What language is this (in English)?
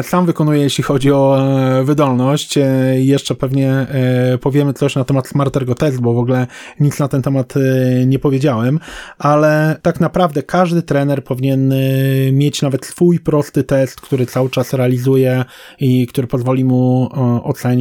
Polish